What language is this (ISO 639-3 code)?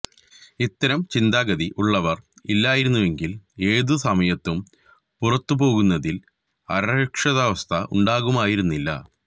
mal